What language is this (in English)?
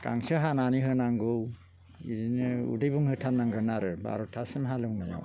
Bodo